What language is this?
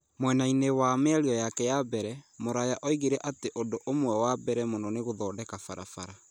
Kikuyu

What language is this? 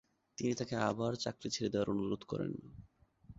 Bangla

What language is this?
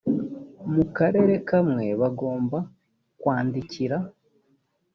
Kinyarwanda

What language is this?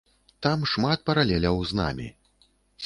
Belarusian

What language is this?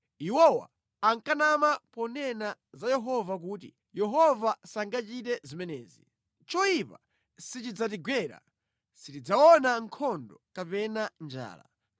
Nyanja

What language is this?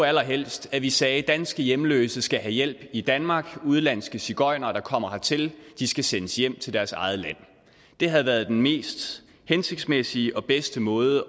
Danish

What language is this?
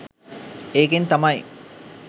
Sinhala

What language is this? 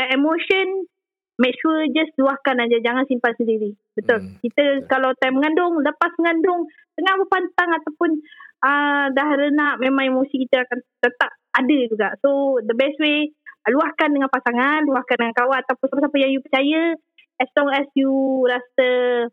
Malay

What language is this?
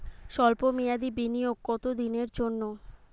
Bangla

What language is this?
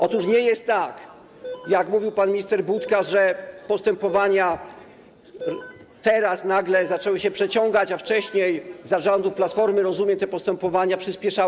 Polish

